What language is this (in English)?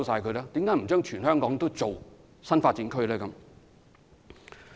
Cantonese